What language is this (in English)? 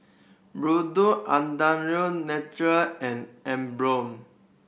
English